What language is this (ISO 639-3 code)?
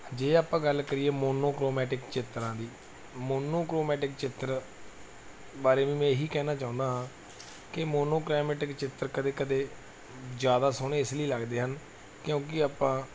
pan